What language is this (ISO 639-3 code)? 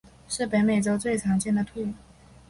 zho